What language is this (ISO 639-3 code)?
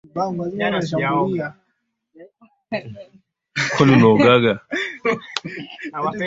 swa